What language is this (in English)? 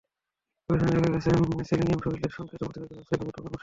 Bangla